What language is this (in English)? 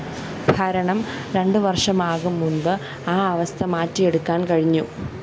Malayalam